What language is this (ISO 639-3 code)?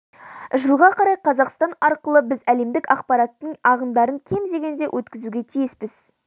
kaz